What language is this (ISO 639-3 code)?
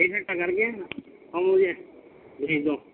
urd